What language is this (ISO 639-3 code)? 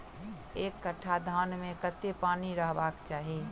mai